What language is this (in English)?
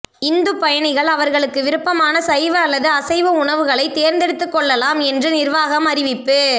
Tamil